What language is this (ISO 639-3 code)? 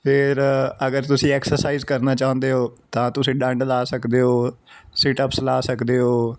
pan